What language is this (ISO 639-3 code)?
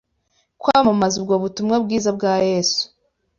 kin